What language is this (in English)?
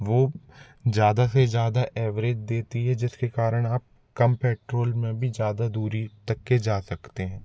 Hindi